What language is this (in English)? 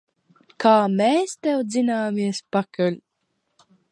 Latvian